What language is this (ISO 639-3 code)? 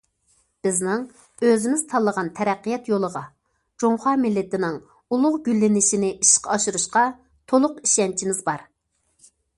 uig